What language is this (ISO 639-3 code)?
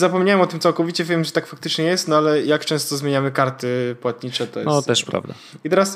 pol